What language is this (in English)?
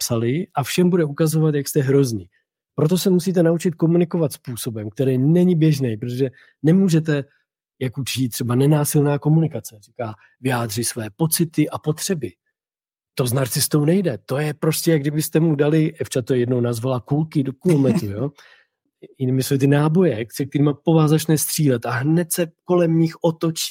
Czech